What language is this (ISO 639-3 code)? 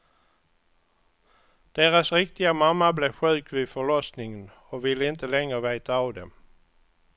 swe